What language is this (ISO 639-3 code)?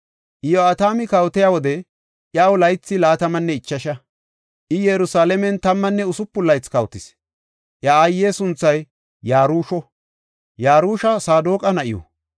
gof